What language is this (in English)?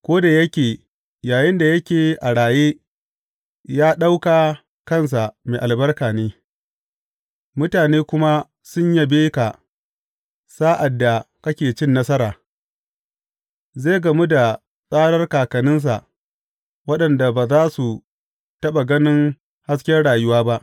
Hausa